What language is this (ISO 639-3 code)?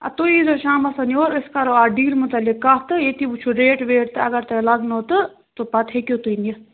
kas